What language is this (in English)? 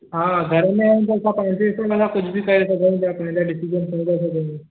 Sindhi